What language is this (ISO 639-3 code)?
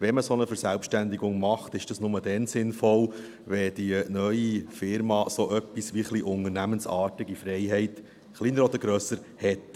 gsw